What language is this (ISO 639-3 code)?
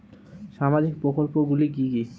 ben